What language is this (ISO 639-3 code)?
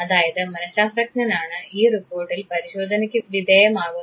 mal